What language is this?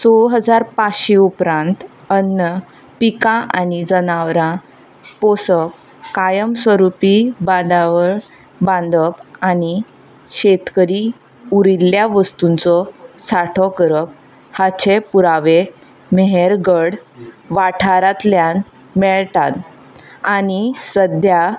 Konkani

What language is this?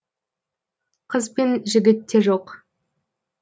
Kazakh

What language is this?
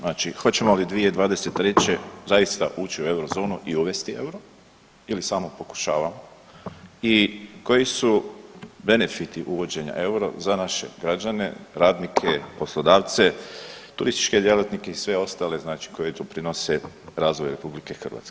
Croatian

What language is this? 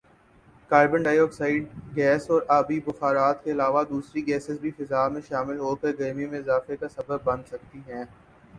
Urdu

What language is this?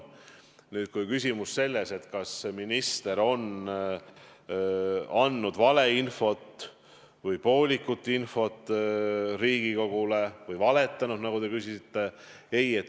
Estonian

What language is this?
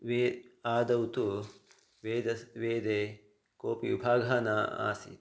Sanskrit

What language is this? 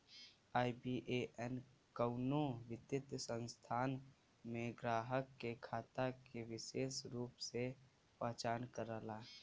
Bhojpuri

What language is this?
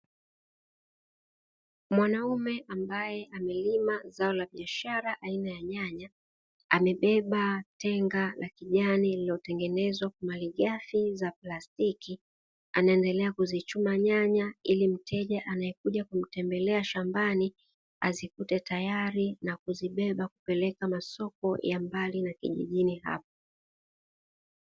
Swahili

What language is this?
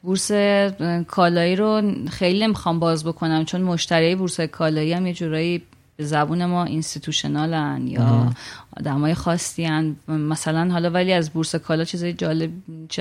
Persian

